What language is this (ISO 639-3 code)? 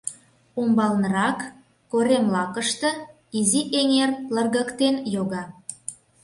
chm